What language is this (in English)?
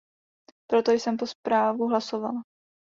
Czech